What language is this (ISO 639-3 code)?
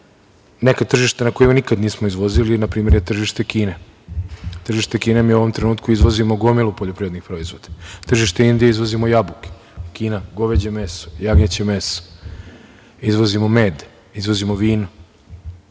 srp